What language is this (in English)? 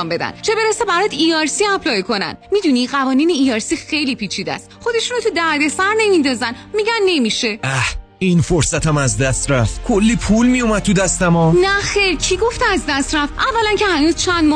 Persian